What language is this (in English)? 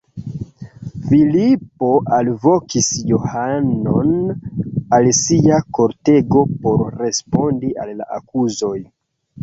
Esperanto